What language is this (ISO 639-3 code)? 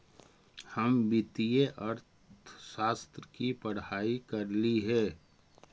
mag